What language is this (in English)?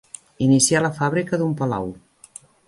Catalan